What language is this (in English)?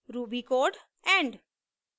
Hindi